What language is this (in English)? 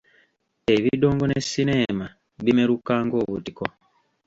Ganda